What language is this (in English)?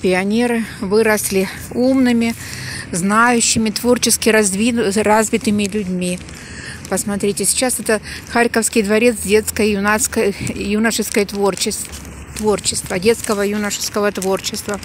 Russian